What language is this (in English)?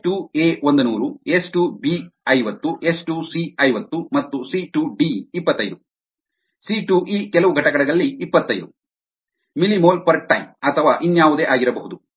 Kannada